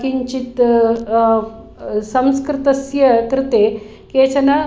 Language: Sanskrit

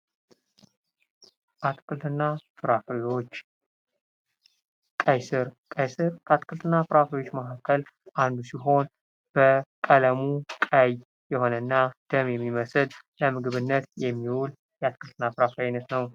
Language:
Amharic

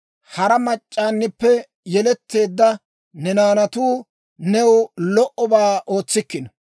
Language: Dawro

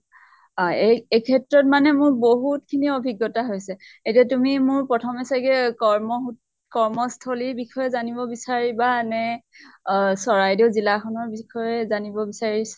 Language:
Assamese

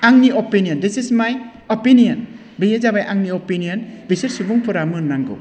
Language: Bodo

